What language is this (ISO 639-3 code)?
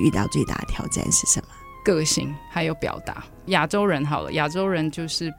zho